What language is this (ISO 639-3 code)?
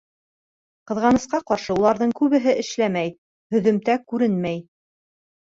bak